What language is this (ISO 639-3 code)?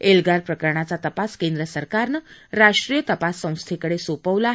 mar